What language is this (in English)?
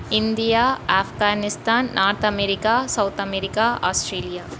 Tamil